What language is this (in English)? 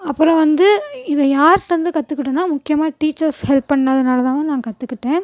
Tamil